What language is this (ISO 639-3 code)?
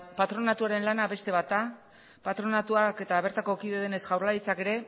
eus